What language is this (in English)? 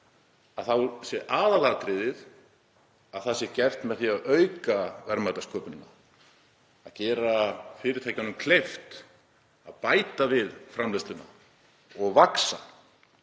Icelandic